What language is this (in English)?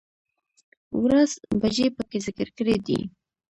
Pashto